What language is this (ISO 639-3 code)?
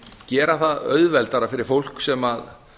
isl